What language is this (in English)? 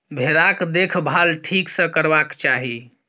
Maithili